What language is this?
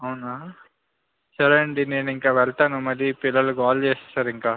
Telugu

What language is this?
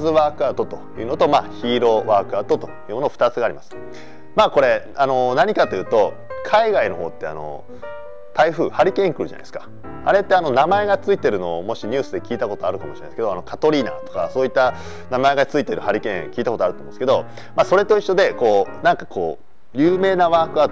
Japanese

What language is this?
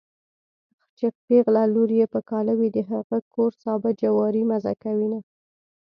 Pashto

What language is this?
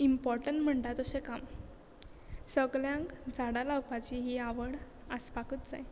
Konkani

